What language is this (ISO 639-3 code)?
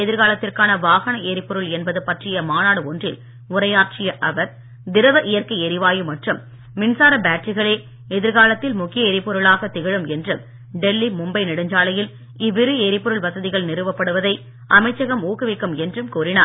tam